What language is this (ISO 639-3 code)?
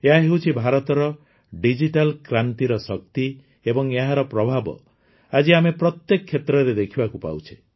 ori